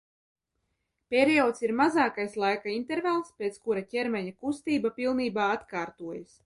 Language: Latvian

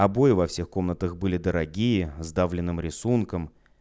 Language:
Russian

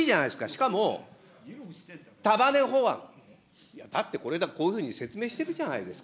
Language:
Japanese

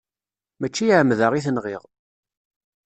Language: Kabyle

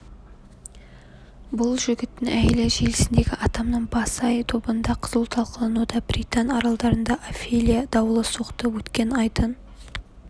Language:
Kazakh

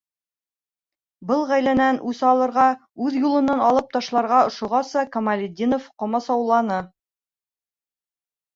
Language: Bashkir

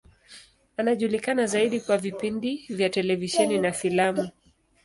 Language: Swahili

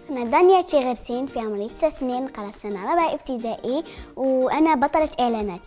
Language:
Arabic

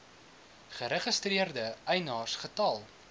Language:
Afrikaans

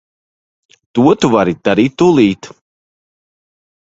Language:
Latvian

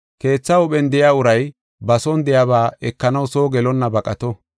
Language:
Gofa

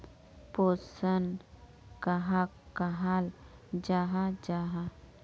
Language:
Magahi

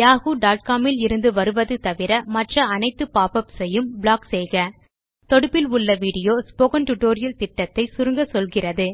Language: Tamil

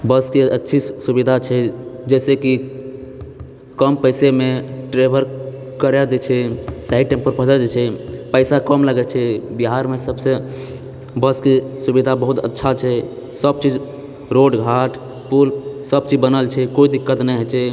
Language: Maithili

